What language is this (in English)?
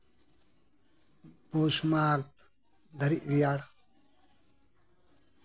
Santali